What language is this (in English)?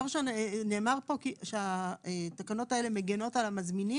Hebrew